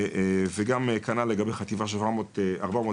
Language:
Hebrew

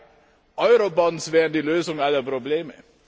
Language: German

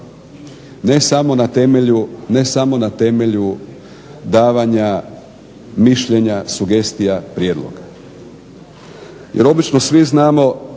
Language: Croatian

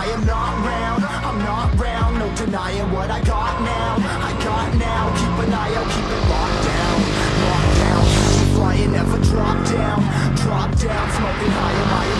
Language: Polish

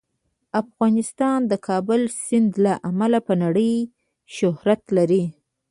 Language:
Pashto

